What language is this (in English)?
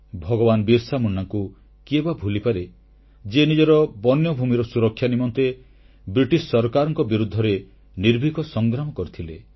Odia